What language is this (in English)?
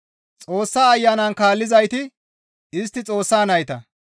Gamo